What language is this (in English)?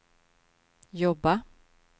Swedish